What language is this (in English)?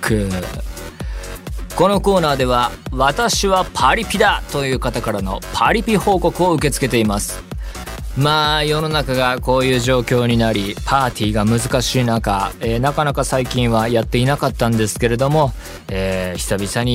Japanese